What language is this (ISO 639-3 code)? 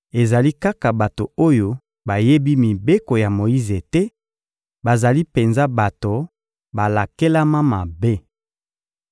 lin